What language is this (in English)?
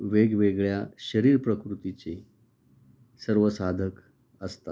Marathi